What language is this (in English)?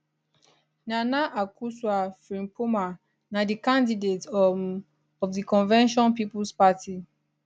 Nigerian Pidgin